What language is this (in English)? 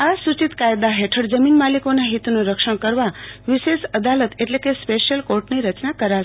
Gujarati